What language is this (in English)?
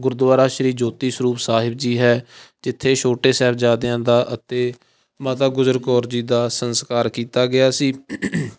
Punjabi